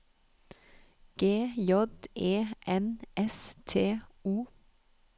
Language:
Norwegian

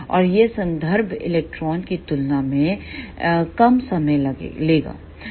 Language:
Hindi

